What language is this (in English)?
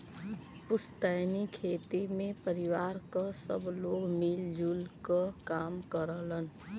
Bhojpuri